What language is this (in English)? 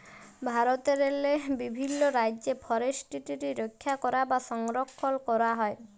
Bangla